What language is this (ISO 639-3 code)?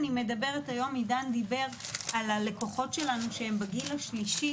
heb